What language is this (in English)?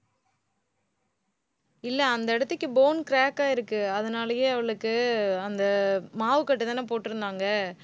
Tamil